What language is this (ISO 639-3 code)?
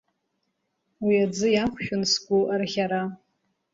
abk